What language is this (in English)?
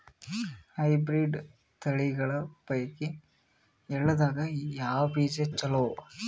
Kannada